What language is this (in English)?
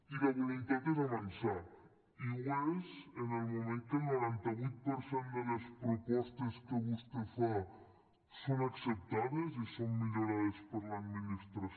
Catalan